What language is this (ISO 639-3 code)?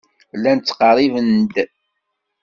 kab